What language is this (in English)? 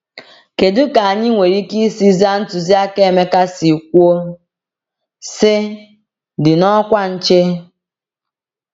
Igbo